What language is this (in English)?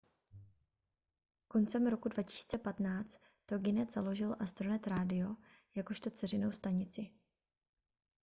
Czech